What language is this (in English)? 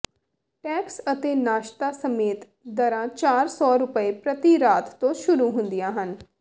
Punjabi